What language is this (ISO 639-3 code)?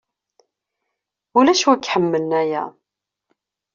kab